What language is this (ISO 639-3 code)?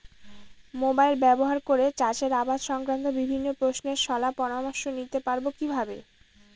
ben